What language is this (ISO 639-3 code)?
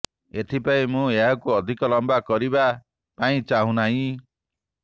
ori